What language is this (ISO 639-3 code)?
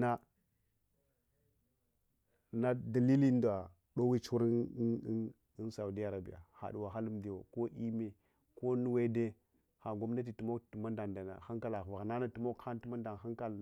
hwo